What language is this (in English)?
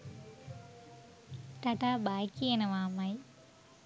Sinhala